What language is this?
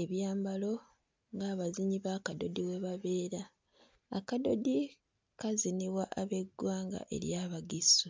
Ganda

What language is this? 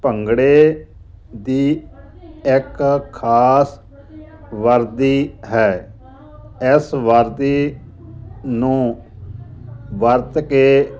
Punjabi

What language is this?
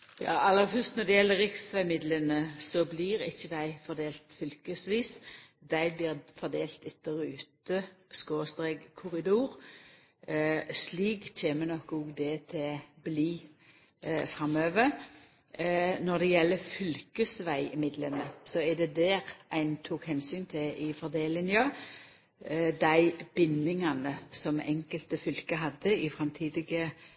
Norwegian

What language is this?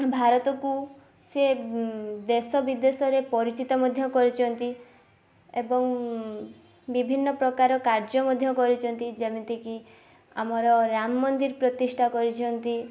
Odia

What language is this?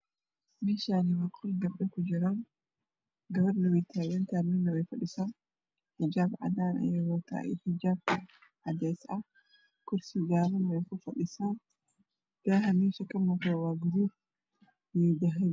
Somali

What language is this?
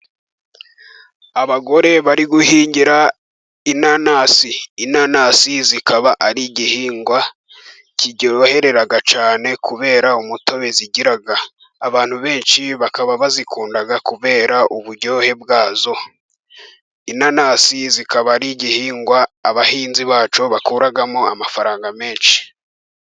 Kinyarwanda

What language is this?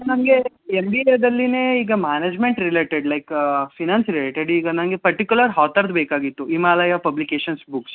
Kannada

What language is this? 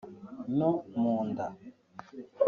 Kinyarwanda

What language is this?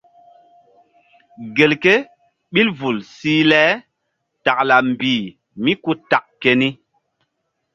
Mbum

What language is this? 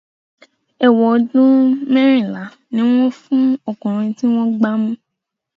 Yoruba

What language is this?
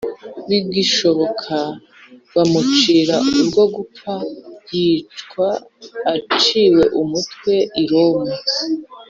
Kinyarwanda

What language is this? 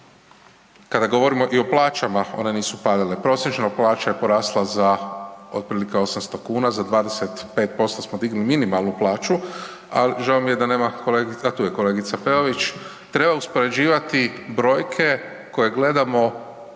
Croatian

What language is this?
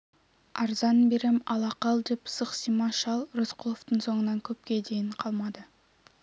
Kazakh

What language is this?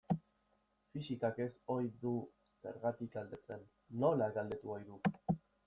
Basque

